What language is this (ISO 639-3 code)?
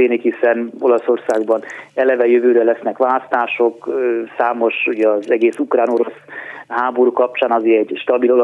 hun